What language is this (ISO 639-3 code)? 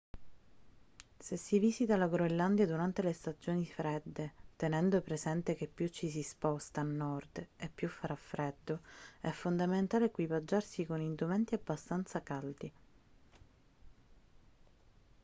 ita